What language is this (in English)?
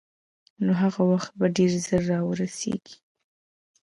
Pashto